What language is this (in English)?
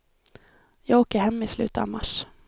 Swedish